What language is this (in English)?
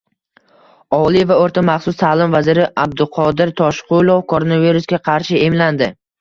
Uzbek